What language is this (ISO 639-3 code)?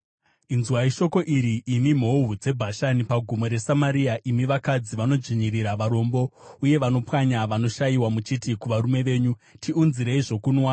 sna